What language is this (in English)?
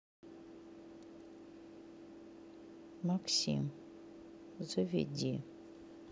Russian